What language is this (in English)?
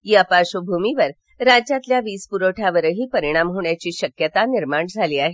Marathi